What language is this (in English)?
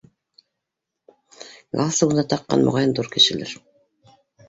Bashkir